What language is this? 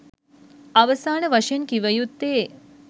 Sinhala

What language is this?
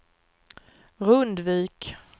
Swedish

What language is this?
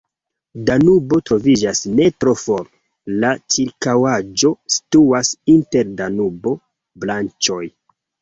Esperanto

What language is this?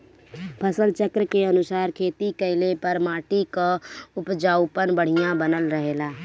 Bhojpuri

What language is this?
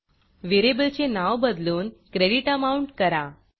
Marathi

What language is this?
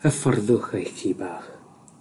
Welsh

